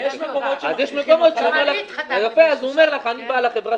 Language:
Hebrew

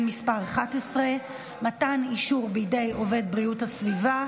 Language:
Hebrew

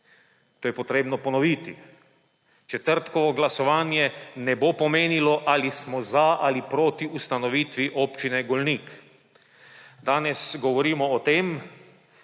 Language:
Slovenian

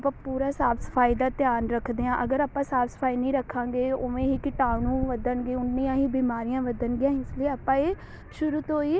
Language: Punjabi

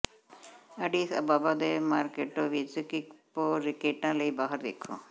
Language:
Punjabi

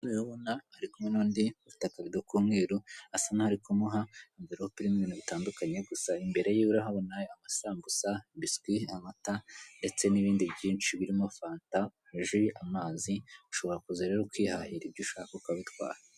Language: Kinyarwanda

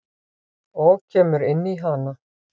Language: Icelandic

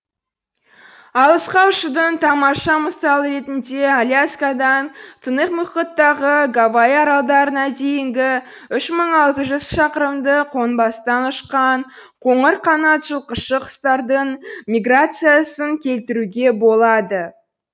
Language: Kazakh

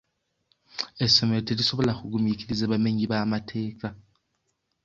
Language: Ganda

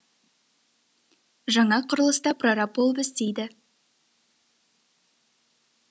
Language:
Kazakh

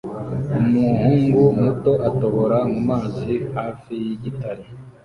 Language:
Kinyarwanda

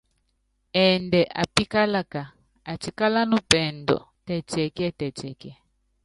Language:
Yangben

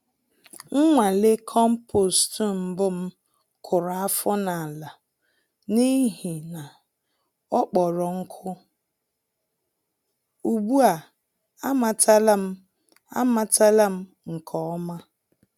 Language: Igbo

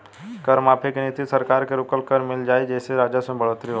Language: Bhojpuri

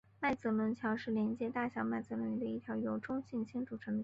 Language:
Chinese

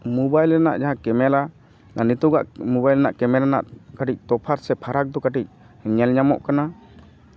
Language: Santali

